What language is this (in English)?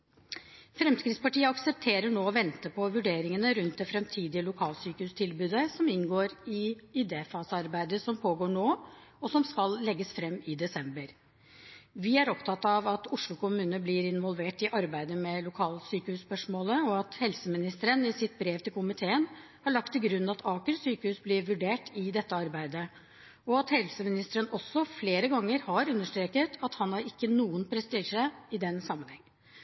Norwegian Bokmål